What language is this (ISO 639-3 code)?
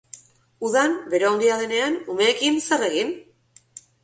eus